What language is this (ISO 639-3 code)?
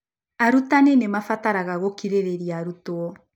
kik